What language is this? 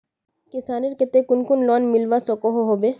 Magahi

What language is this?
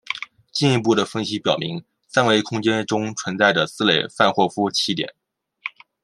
Chinese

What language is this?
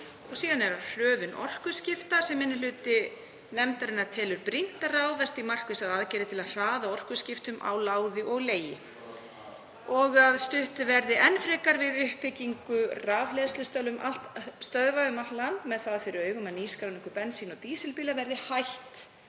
Icelandic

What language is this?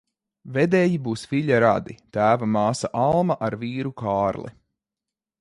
Latvian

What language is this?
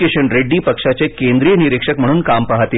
Marathi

